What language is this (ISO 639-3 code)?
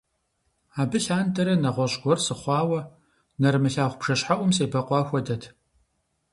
kbd